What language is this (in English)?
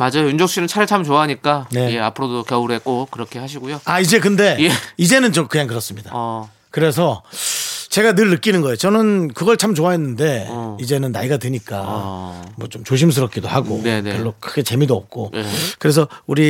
Korean